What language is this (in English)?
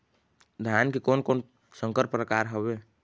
Chhattisgarhi